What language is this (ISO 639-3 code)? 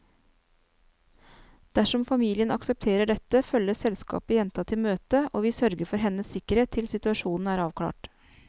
nor